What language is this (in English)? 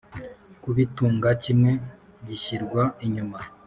Kinyarwanda